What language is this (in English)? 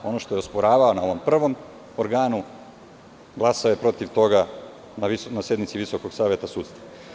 Serbian